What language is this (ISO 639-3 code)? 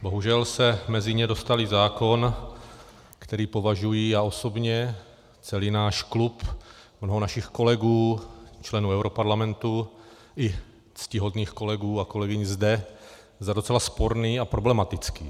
ces